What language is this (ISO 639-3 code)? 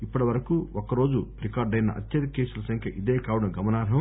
tel